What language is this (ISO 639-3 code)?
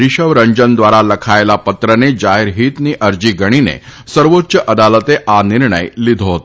guj